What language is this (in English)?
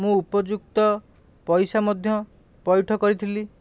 Odia